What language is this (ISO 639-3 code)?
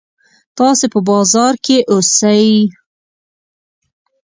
pus